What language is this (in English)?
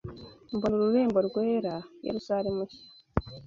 Kinyarwanda